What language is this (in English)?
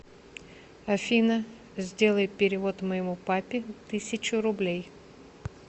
Russian